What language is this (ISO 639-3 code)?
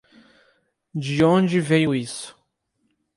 por